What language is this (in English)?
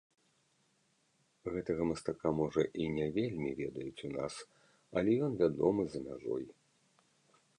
Belarusian